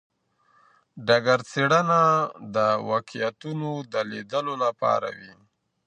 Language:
Pashto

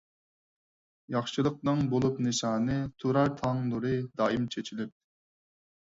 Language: Uyghur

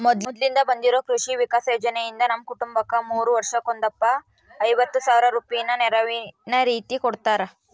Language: Kannada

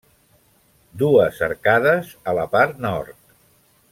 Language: Catalan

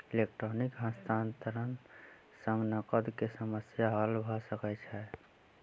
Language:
Maithili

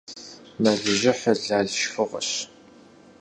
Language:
Kabardian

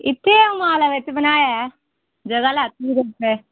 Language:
Dogri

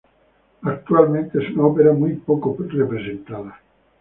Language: Spanish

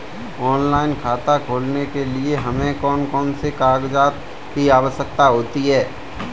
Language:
Hindi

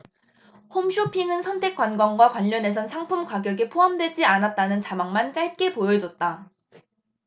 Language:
Korean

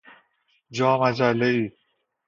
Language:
Persian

